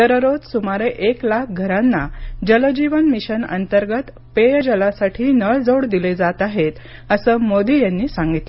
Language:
Marathi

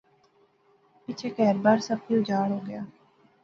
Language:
Pahari-Potwari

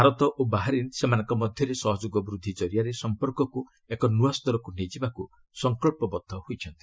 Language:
Odia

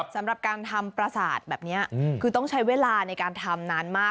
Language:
Thai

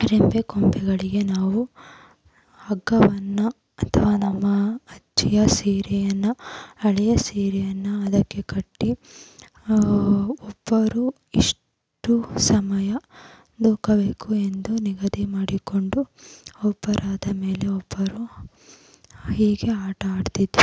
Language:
Kannada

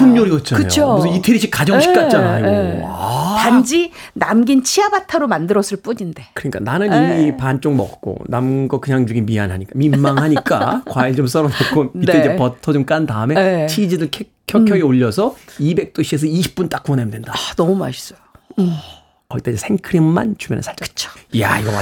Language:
Korean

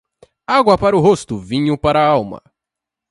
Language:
Portuguese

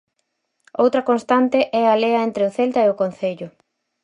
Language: Galician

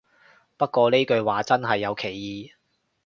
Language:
Cantonese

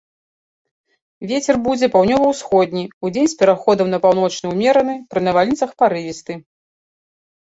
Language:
Belarusian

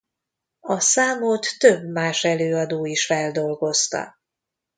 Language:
Hungarian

